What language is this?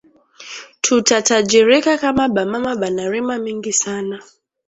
Swahili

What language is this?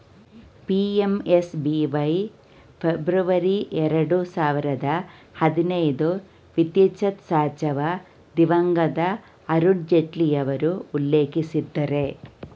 Kannada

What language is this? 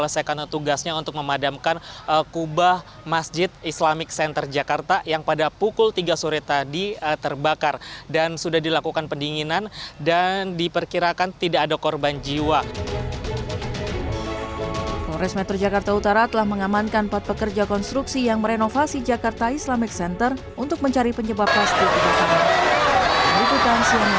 Indonesian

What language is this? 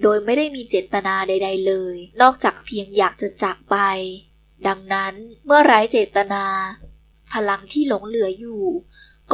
Thai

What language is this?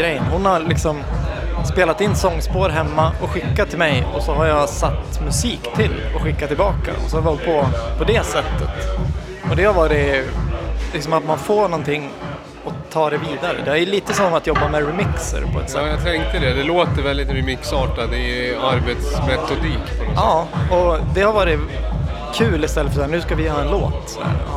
Swedish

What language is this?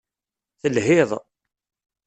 Kabyle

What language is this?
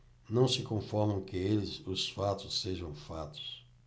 Portuguese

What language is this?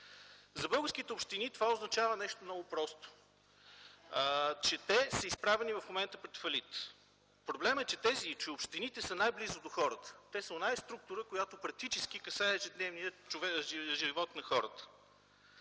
Bulgarian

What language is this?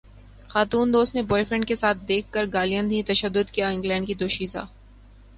Urdu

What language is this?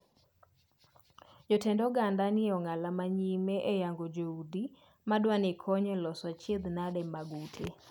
Luo (Kenya and Tanzania)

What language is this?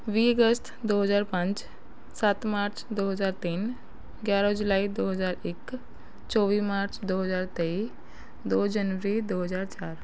Punjabi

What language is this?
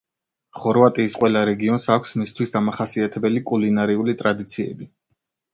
Georgian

